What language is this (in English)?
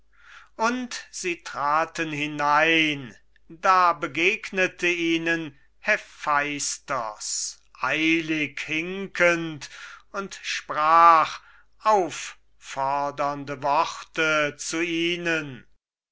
German